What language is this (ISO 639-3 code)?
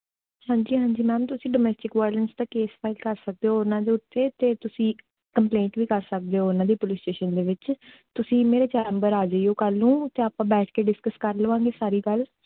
pan